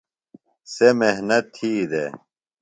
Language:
Phalura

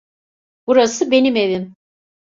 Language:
Turkish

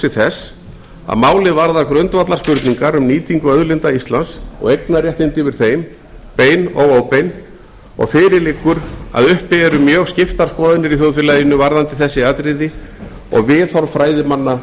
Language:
Icelandic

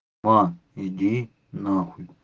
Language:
Russian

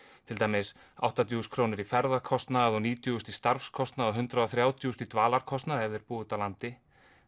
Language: Icelandic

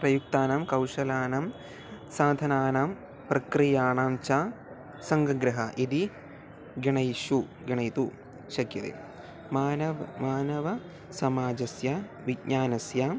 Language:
Sanskrit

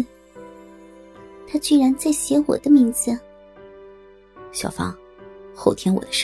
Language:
Chinese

